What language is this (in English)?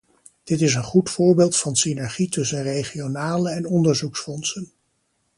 Dutch